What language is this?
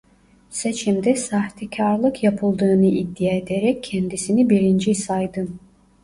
Turkish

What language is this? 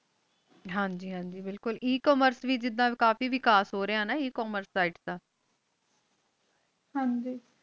Punjabi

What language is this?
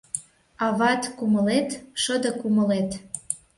Mari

